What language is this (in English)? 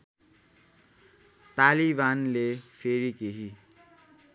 Nepali